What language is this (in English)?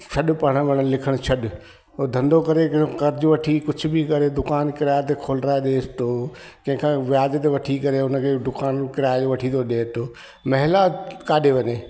Sindhi